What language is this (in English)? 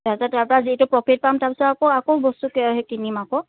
Assamese